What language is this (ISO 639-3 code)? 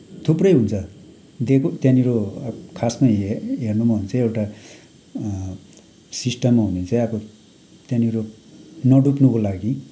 nep